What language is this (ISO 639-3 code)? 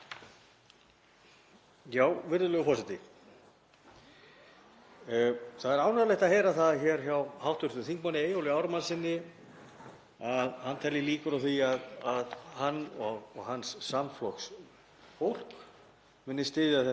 isl